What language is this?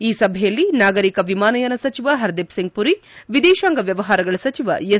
Kannada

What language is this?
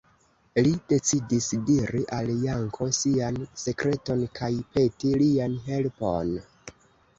Esperanto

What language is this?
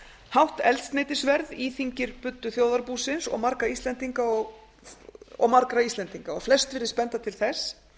Icelandic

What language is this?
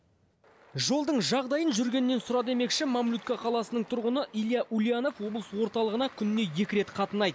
Kazakh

